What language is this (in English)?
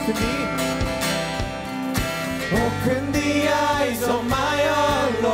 Korean